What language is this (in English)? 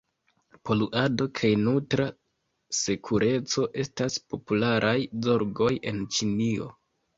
Esperanto